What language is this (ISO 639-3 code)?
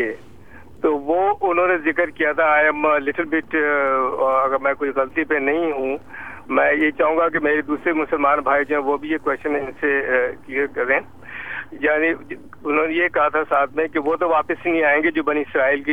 urd